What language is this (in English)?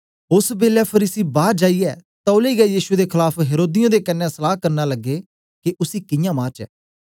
Dogri